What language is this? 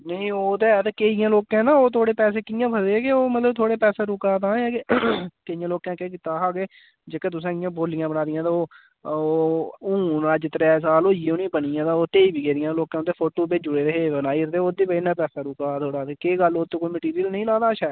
Dogri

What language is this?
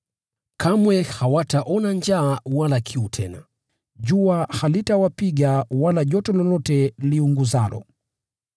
Swahili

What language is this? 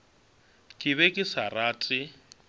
Northern Sotho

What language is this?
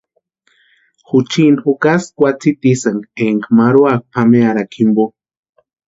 Western Highland Purepecha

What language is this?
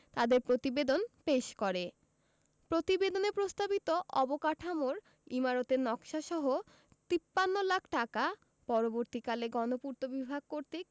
Bangla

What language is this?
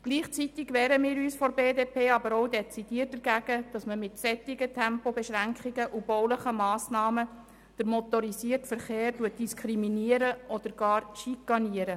Swiss German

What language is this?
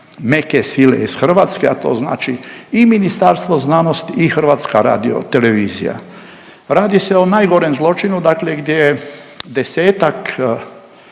Croatian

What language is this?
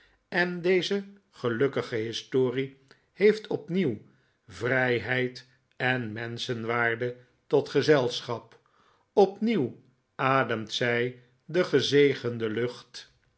Dutch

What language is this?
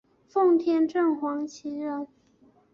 Chinese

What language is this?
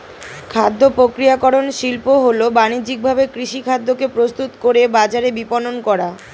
Bangla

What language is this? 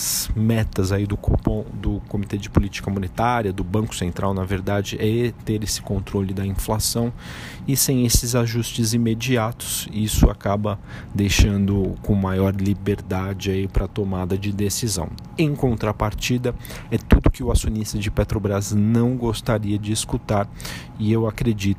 Portuguese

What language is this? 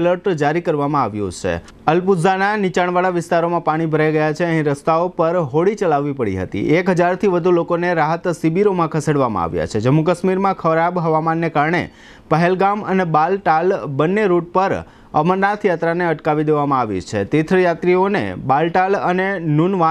Hindi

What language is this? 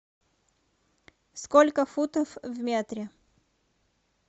Russian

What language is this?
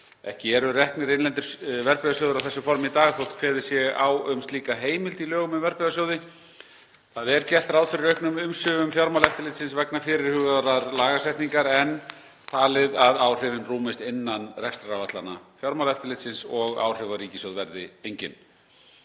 Icelandic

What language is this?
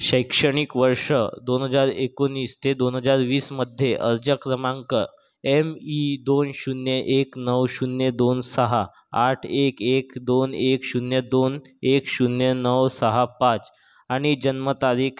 Marathi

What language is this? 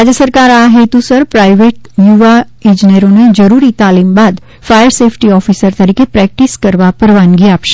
Gujarati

